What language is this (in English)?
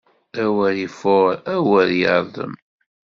Kabyle